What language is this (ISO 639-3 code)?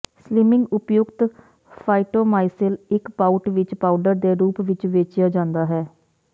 pan